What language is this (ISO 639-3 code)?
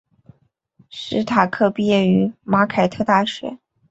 zho